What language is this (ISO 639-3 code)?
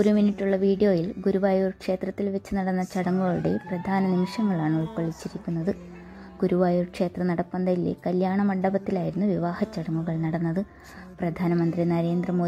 mal